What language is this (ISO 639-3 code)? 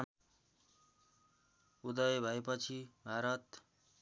nep